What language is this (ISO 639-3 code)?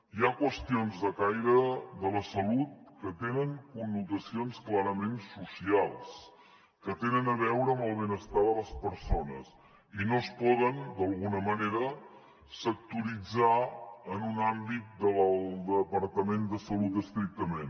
cat